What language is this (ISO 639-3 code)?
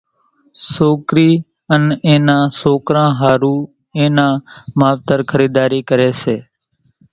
gjk